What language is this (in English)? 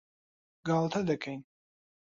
Central Kurdish